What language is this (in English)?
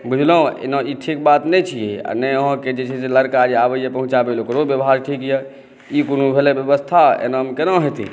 Maithili